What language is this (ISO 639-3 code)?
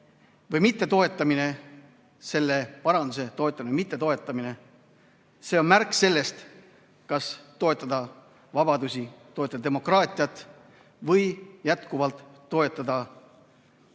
est